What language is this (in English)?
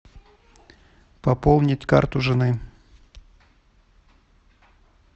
Russian